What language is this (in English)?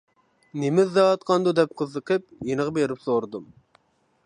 Uyghur